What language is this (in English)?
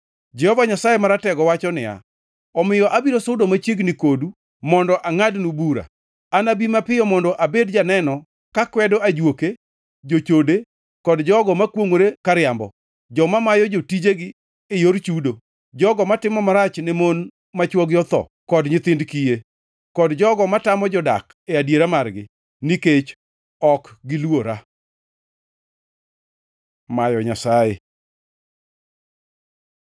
Luo (Kenya and Tanzania)